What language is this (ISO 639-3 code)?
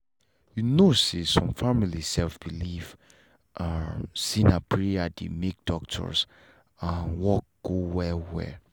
pcm